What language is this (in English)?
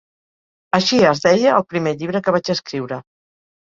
Catalan